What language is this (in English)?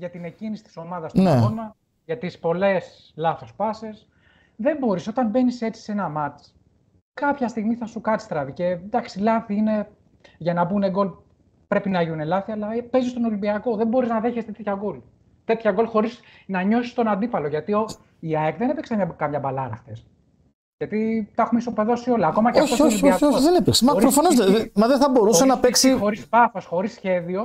Greek